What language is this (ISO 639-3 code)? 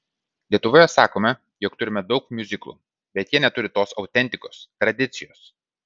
lit